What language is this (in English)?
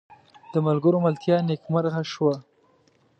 Pashto